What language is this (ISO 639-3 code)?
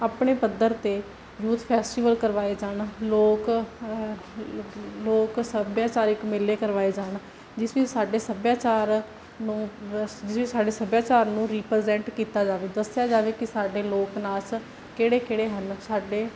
pan